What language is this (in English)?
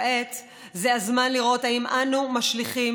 Hebrew